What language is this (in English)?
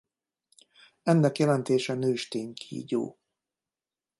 Hungarian